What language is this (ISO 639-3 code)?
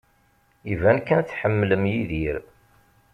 kab